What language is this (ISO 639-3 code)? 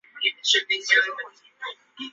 zho